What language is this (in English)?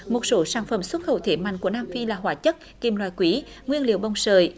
Vietnamese